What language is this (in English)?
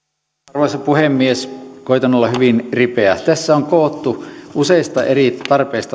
Finnish